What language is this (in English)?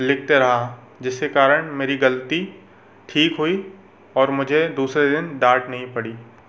Hindi